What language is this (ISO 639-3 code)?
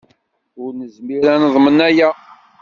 kab